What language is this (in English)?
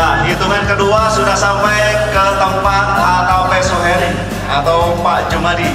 Indonesian